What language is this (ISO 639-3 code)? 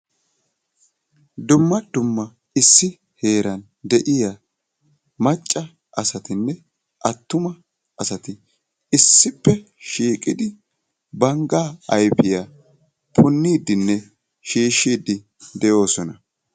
wal